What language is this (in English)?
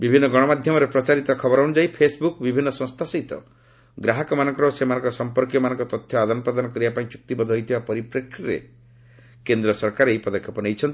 Odia